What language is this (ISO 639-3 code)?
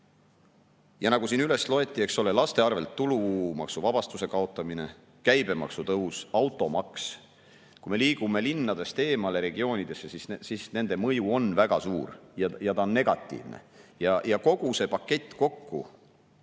est